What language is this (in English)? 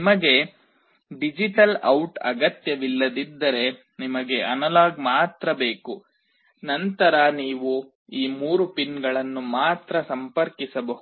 Kannada